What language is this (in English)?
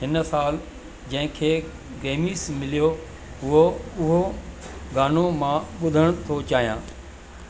Sindhi